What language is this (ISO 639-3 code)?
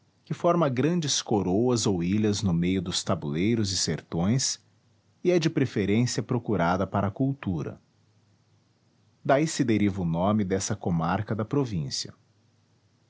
por